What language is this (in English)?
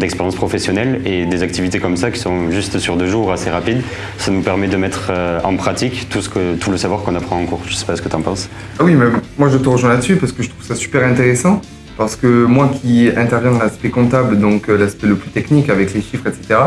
French